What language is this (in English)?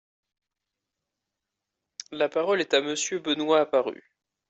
French